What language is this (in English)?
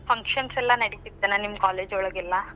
Kannada